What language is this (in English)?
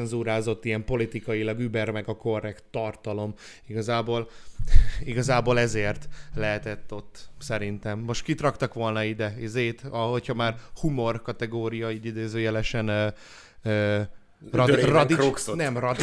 Hungarian